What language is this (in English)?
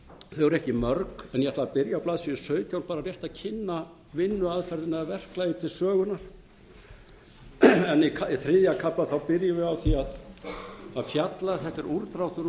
Icelandic